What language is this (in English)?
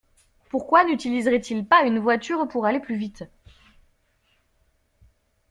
French